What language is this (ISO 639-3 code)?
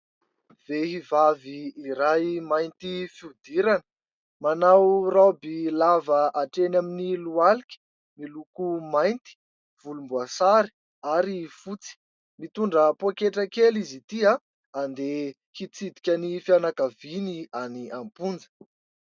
mlg